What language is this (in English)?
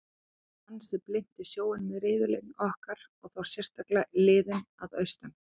Icelandic